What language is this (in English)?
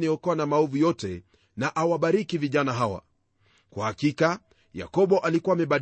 Swahili